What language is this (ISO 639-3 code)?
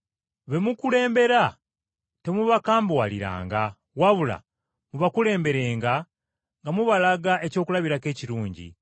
lug